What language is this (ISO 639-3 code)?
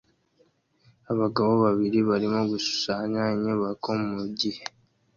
kin